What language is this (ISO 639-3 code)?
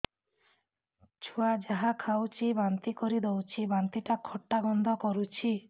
ori